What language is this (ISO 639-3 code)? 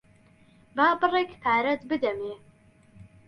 ckb